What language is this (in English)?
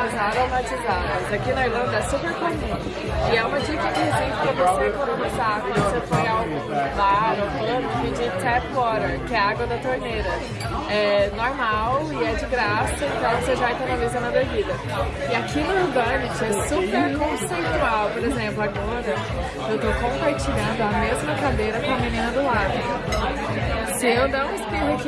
Portuguese